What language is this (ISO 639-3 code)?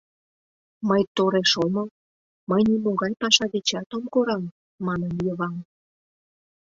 chm